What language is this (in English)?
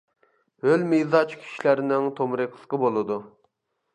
Uyghur